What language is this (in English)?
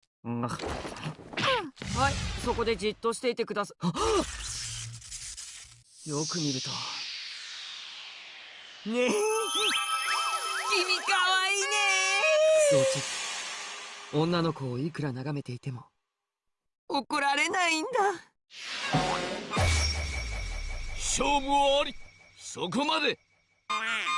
Japanese